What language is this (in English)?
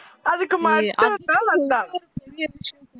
Tamil